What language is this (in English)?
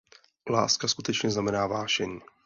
Czech